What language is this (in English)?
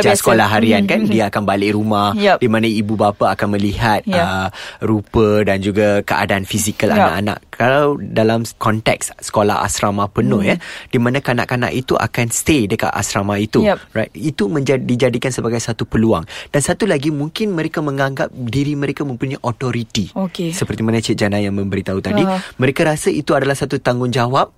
Malay